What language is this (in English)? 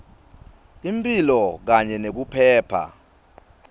Swati